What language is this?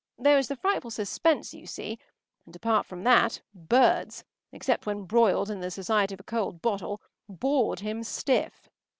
English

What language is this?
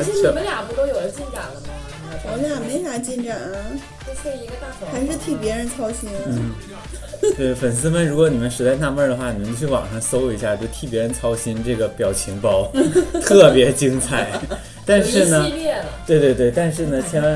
Chinese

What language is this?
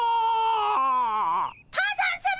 Japanese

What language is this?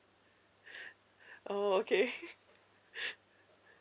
English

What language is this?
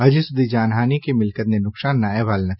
Gujarati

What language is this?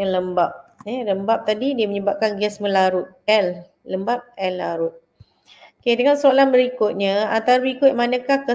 Malay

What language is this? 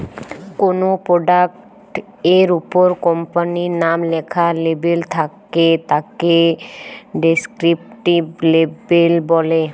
Bangla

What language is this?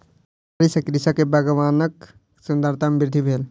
Maithili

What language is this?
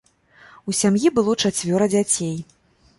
Belarusian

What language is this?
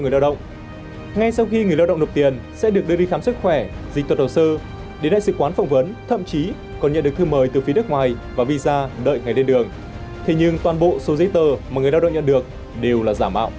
Vietnamese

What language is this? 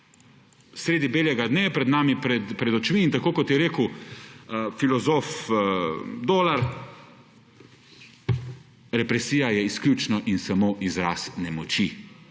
Slovenian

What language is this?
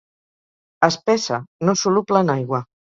Catalan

